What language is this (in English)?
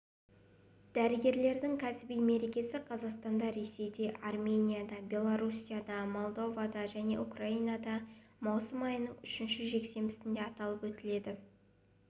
Kazakh